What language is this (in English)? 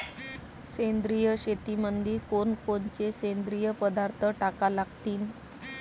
Marathi